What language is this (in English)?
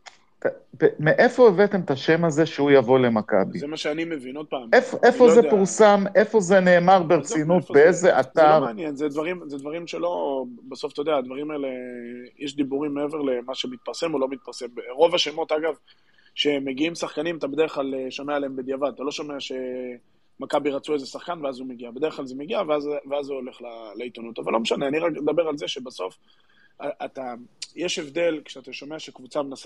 Hebrew